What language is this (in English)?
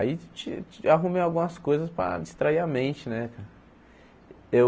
Portuguese